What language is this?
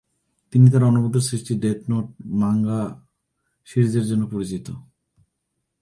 Bangla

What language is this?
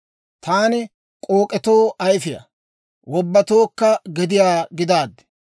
Dawro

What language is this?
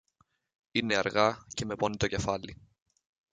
Greek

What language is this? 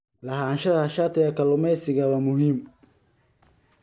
Somali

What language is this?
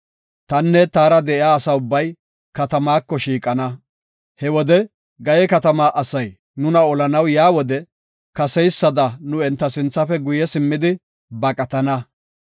Gofa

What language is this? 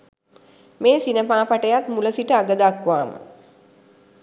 Sinhala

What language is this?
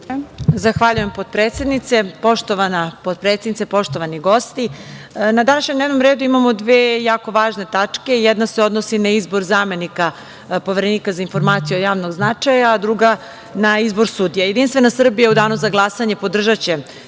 Serbian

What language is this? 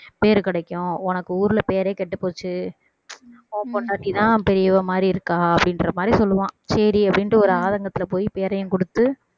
Tamil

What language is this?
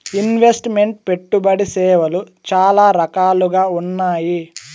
Telugu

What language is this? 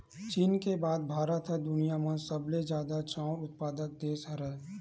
Chhattisgarhi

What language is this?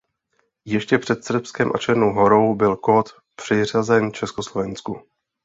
Czech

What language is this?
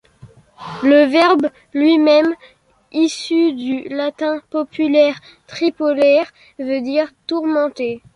French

